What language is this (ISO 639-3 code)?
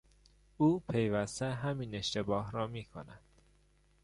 fas